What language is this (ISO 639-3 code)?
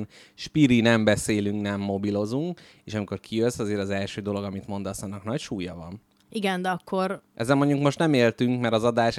hun